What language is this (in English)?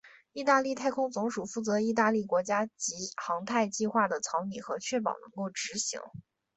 Chinese